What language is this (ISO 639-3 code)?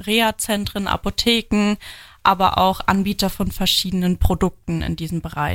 deu